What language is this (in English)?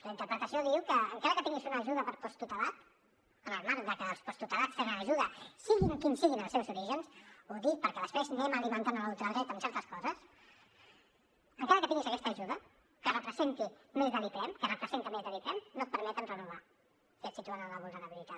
Catalan